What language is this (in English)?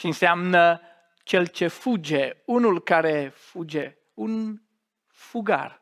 Romanian